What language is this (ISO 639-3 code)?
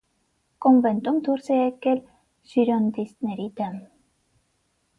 hye